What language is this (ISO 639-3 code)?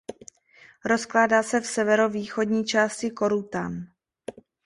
ces